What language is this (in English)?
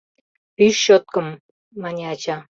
Mari